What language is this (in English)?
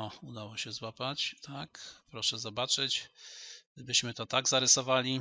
Polish